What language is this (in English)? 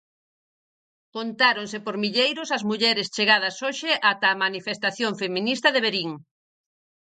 Galician